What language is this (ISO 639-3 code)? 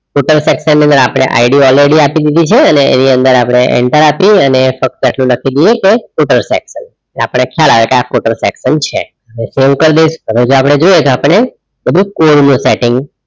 guj